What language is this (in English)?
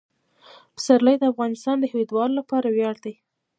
Pashto